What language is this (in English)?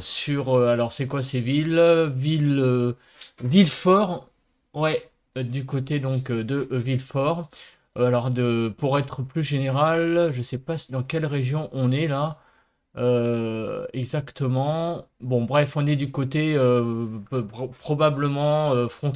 French